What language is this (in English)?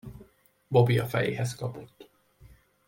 Hungarian